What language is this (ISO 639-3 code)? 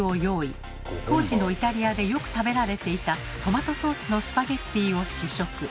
jpn